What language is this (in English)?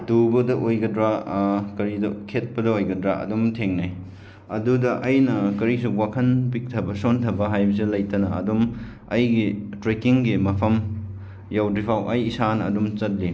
Manipuri